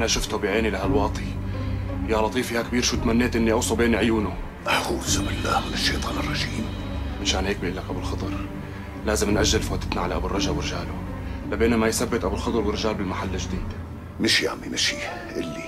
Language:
Arabic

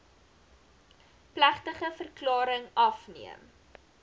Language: Afrikaans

